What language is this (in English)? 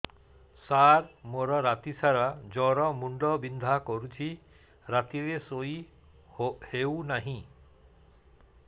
Odia